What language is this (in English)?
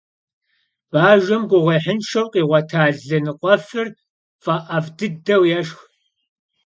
Kabardian